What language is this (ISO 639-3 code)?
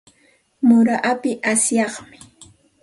qxt